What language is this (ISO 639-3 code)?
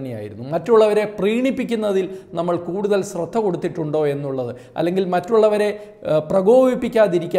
tur